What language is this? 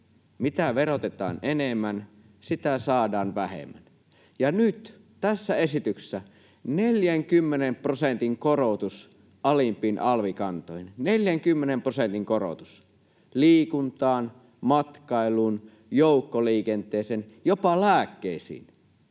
Finnish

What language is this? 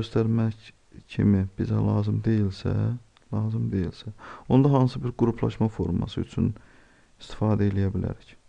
Azerbaijani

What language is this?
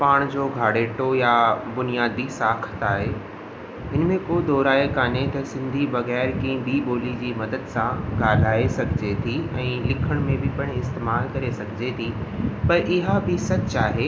Sindhi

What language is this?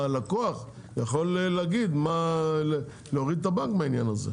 Hebrew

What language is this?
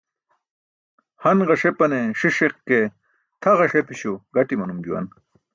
Burushaski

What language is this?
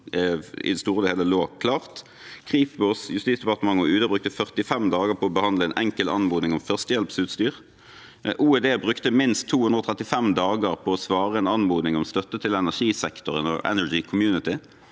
Norwegian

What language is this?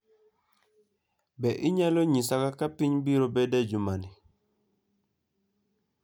Luo (Kenya and Tanzania)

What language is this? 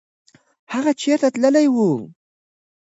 Pashto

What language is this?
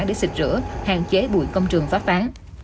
Vietnamese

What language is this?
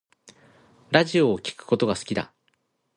Japanese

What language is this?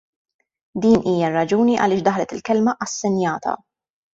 Maltese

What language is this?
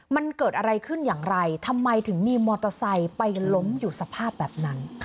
Thai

